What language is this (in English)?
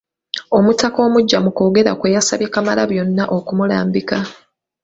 Ganda